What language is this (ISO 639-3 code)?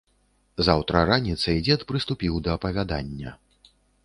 bel